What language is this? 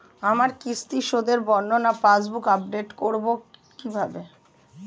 Bangla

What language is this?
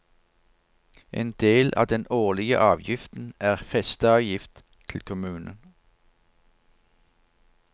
Norwegian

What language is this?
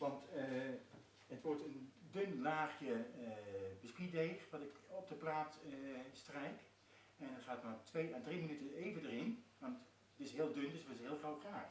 Dutch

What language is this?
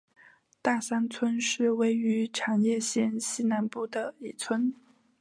Chinese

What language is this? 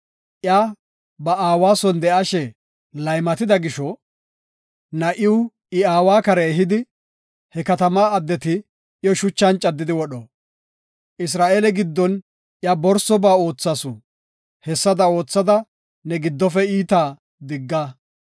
Gofa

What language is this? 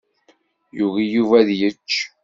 Kabyle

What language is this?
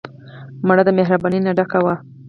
Pashto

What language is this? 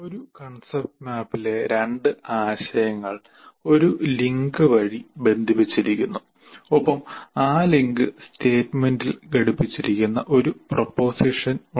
Malayalam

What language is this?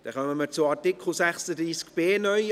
Swiss German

